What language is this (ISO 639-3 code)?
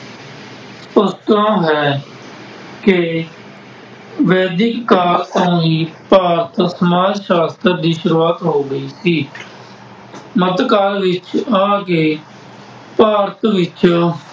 pan